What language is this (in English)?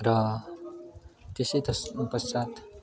Nepali